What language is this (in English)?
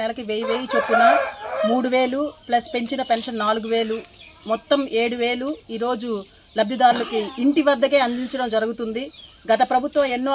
Telugu